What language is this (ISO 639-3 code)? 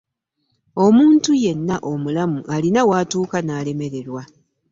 lug